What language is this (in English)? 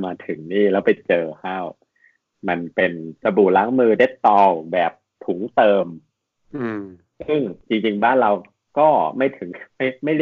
Thai